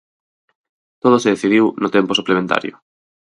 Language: Galician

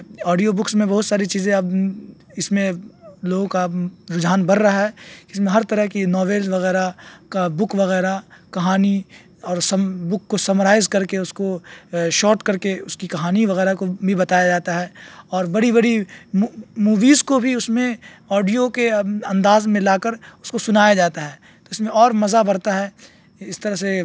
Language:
Urdu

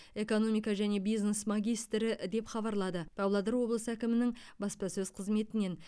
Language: Kazakh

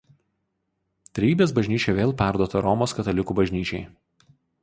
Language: Lithuanian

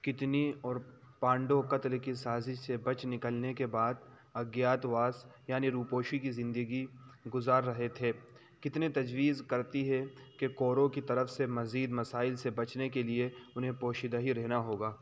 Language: Urdu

